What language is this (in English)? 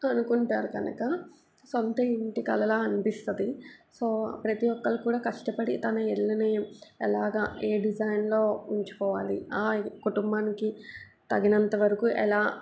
Telugu